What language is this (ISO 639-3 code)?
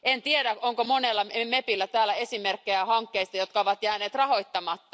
fin